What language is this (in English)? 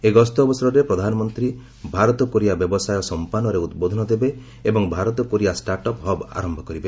Odia